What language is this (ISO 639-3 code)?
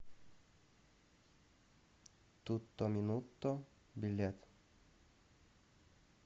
rus